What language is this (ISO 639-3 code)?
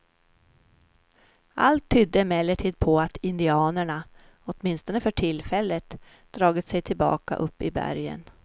swe